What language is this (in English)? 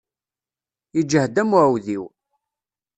Kabyle